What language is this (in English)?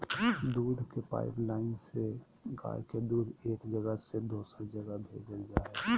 Magahi